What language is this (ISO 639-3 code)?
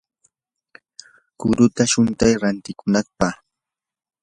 qur